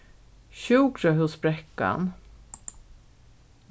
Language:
Faroese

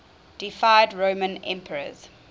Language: English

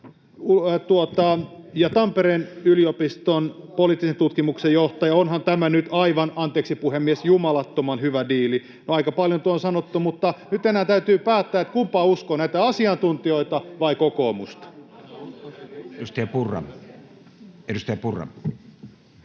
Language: Finnish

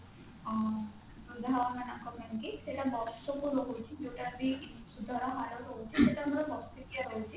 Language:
Odia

